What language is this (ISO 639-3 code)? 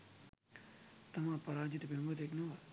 sin